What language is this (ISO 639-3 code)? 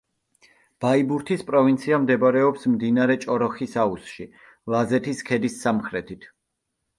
kat